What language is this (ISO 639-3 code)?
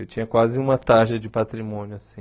por